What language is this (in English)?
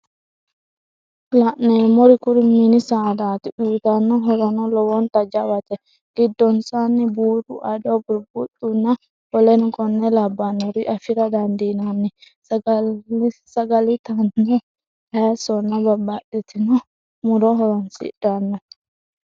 Sidamo